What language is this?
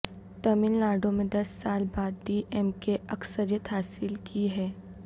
Urdu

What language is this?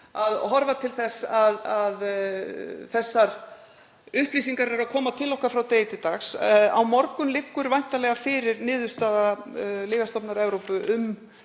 Icelandic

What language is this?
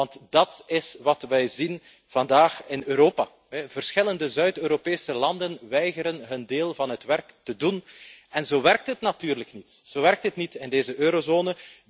Dutch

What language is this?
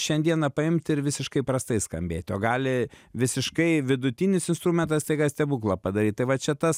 Lithuanian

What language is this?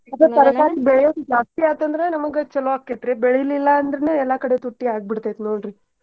Kannada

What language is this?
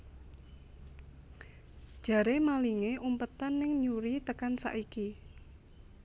Javanese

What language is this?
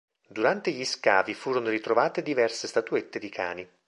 Italian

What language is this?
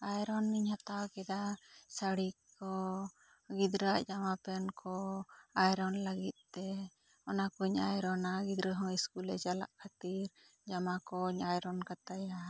Santali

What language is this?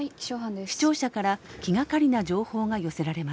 Japanese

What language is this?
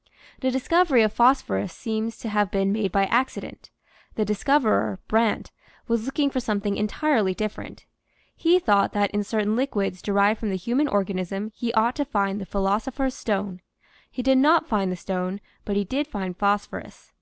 English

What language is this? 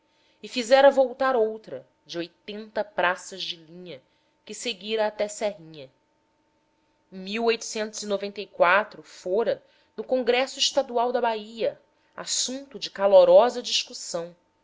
Portuguese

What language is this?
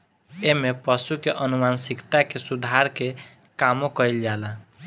Bhojpuri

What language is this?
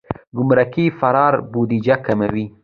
Pashto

